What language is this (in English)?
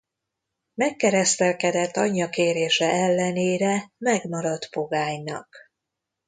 Hungarian